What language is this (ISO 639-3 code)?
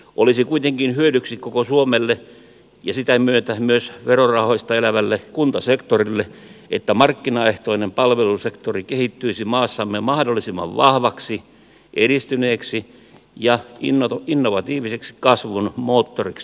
fin